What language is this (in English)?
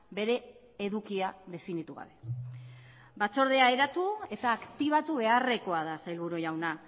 Basque